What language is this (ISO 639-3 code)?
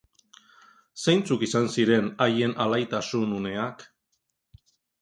eus